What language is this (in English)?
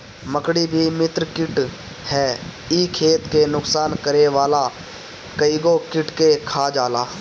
Bhojpuri